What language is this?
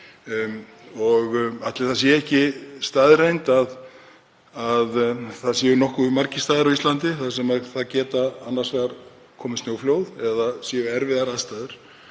Icelandic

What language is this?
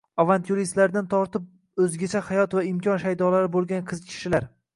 Uzbek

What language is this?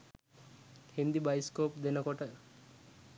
Sinhala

